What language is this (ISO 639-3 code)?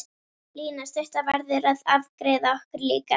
isl